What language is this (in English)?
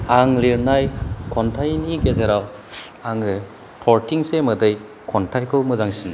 Bodo